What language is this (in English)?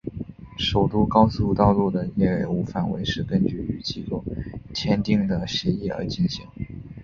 Chinese